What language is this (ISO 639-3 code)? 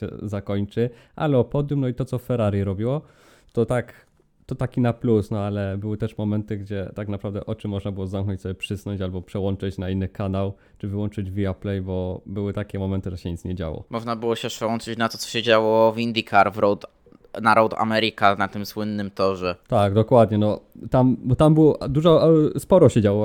pol